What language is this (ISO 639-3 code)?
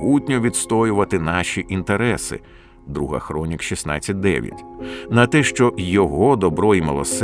ukr